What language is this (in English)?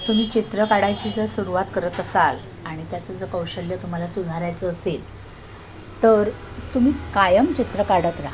Marathi